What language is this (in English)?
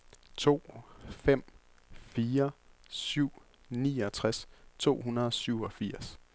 Danish